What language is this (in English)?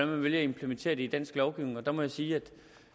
Danish